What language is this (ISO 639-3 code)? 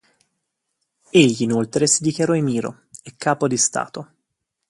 ita